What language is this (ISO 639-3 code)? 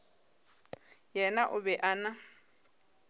nso